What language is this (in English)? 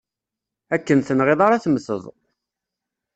Kabyle